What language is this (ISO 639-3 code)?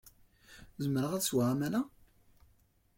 kab